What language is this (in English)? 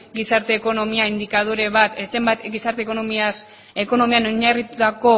Basque